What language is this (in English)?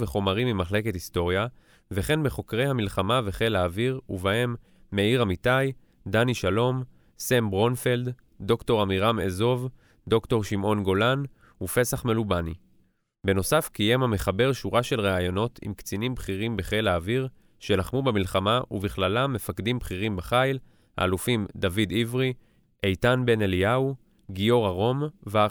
Hebrew